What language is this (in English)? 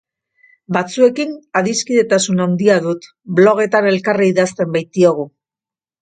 Basque